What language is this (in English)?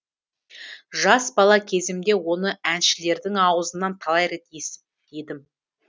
Kazakh